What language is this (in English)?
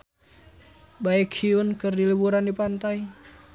Sundanese